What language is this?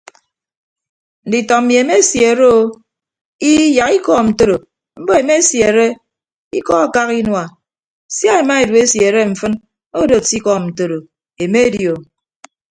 Ibibio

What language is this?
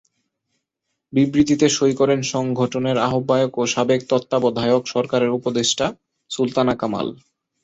Bangla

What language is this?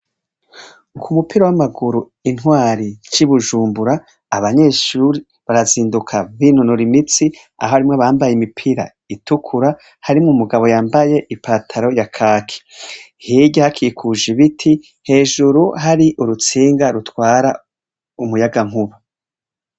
Rundi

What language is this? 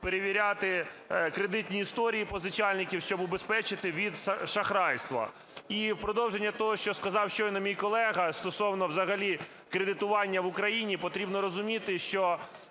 Ukrainian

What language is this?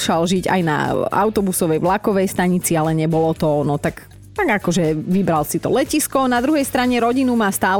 Slovak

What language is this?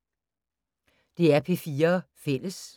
Danish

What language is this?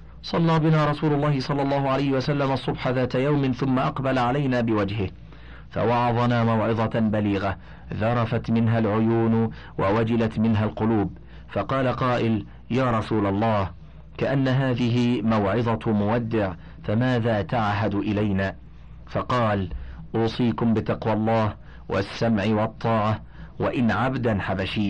Arabic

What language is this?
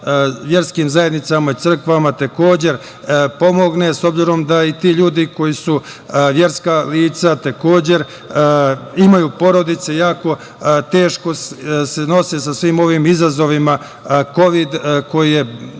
Serbian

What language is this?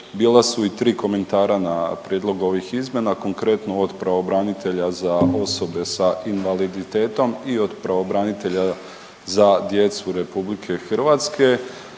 Croatian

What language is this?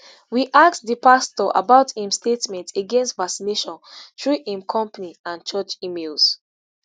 Nigerian Pidgin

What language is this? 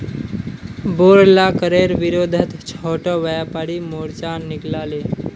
Magahi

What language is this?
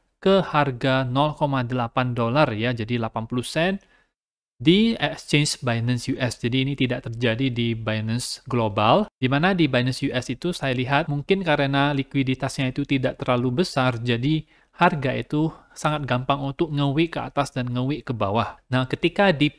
Indonesian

